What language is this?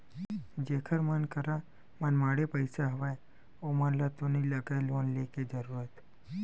Chhattisgarhi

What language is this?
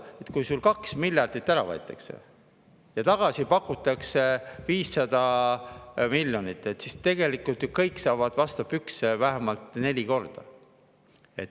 Estonian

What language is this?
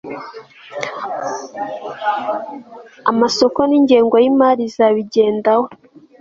Kinyarwanda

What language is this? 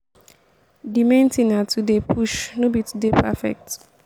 Nigerian Pidgin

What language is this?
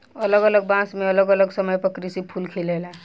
Bhojpuri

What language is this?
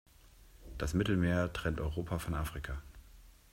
German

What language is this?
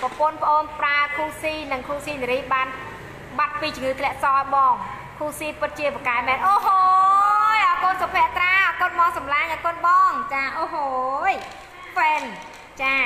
Thai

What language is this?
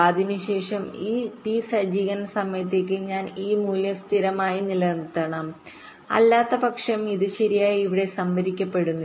Malayalam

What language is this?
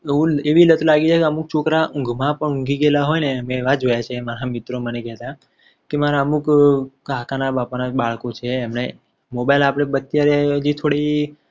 Gujarati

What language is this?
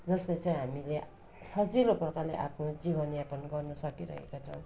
Nepali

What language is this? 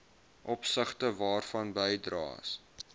Afrikaans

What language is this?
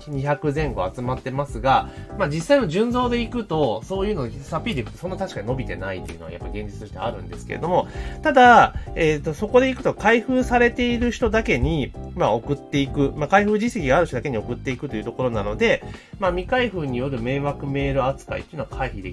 Japanese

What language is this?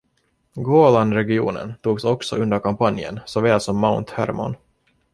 Swedish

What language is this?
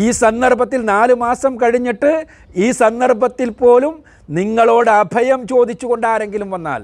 Malayalam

